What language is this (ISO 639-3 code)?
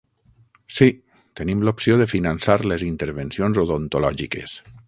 cat